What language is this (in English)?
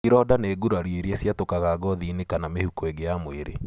Kikuyu